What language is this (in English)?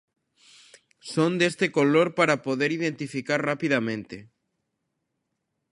Galician